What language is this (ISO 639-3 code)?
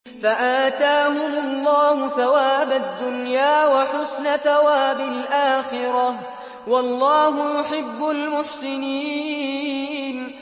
ara